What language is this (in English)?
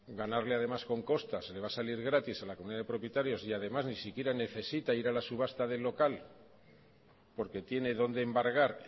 Spanish